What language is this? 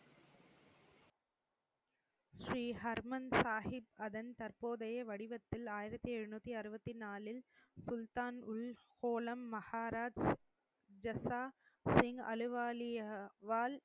Tamil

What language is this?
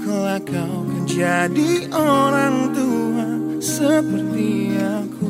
Malay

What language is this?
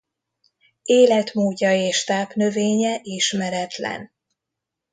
Hungarian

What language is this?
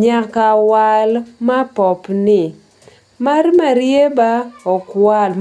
Luo (Kenya and Tanzania)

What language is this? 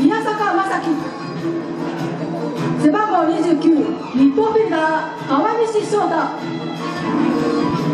Japanese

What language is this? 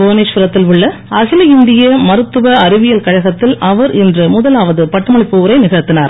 Tamil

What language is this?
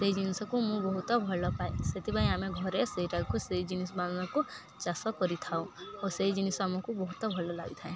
Odia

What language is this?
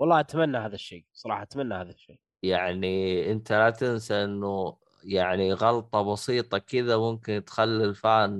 Arabic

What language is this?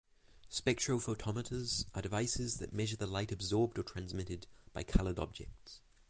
English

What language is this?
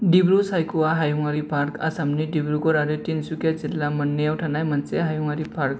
Bodo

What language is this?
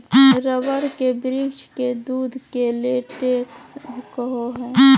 Magahi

